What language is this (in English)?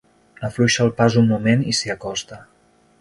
Catalan